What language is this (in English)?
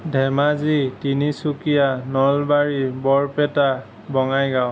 Assamese